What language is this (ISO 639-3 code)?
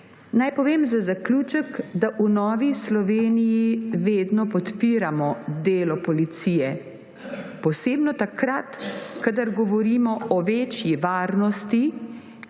slv